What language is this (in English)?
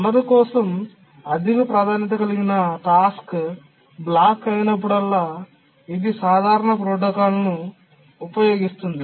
Telugu